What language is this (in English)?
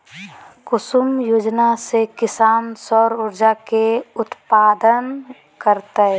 Magahi